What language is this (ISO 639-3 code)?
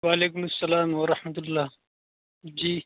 urd